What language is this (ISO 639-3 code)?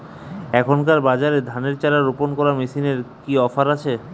ben